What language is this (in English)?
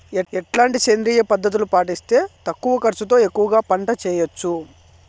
Telugu